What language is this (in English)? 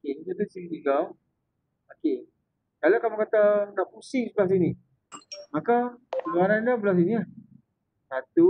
Malay